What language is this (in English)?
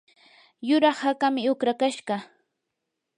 Yanahuanca Pasco Quechua